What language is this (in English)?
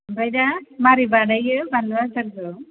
Bodo